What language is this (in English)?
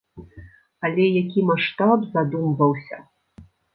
Belarusian